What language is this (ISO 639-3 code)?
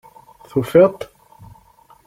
kab